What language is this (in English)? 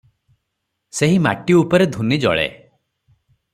Odia